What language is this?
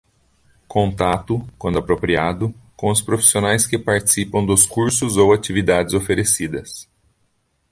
Portuguese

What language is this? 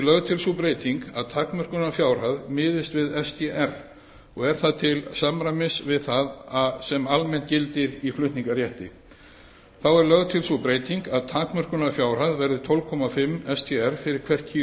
Icelandic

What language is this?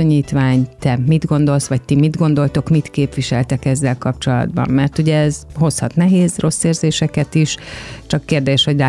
Hungarian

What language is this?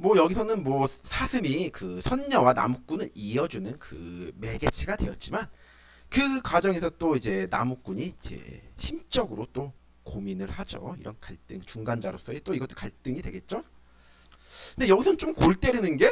Korean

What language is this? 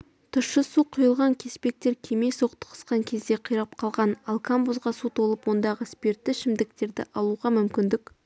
Kazakh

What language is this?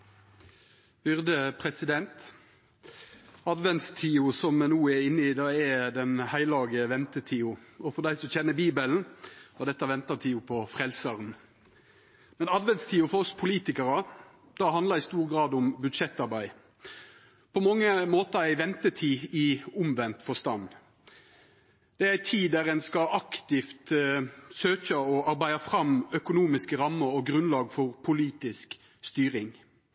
Norwegian Nynorsk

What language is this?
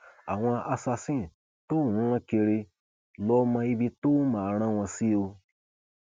Yoruba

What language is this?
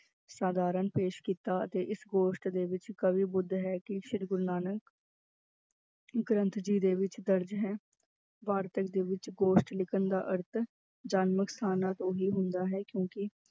Punjabi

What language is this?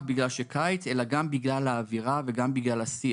Hebrew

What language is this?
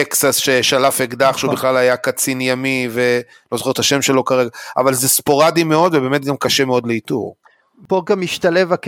Hebrew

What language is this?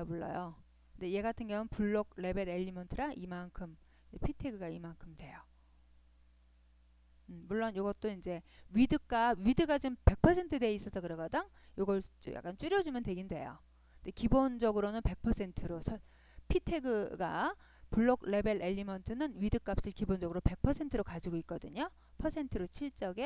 Korean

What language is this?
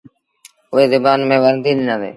Sindhi Bhil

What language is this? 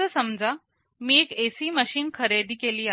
Marathi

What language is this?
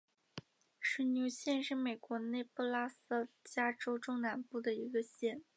Chinese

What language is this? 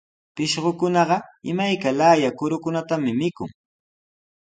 Sihuas Ancash Quechua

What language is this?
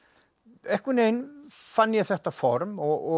Icelandic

